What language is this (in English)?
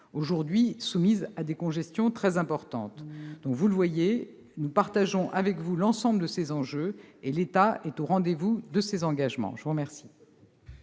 French